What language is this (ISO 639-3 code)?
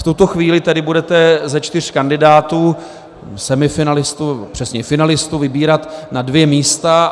ces